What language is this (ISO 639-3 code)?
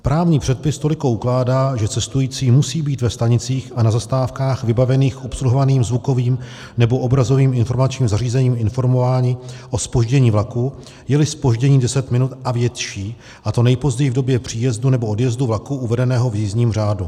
ces